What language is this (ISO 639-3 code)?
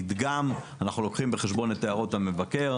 heb